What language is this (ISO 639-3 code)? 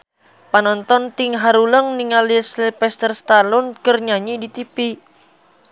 sun